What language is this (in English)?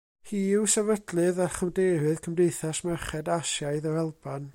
Welsh